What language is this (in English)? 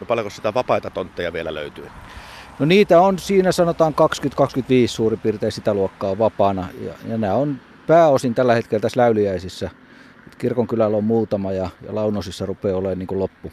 Finnish